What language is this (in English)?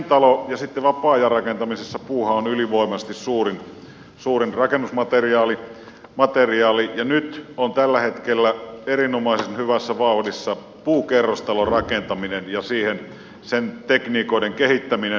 Finnish